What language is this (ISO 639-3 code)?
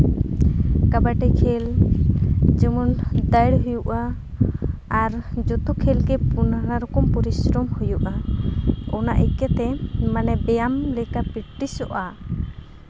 sat